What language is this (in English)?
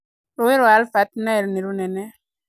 Kikuyu